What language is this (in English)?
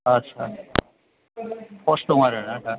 Bodo